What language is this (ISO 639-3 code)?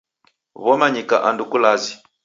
dav